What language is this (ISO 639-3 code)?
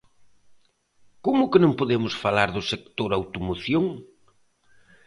glg